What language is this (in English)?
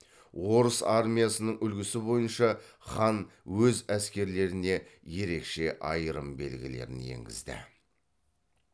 Kazakh